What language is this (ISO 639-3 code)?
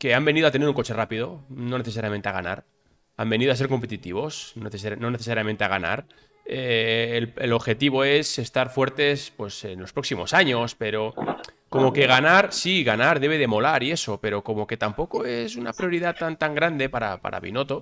spa